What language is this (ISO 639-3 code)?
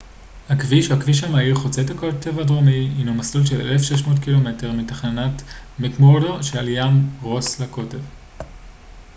heb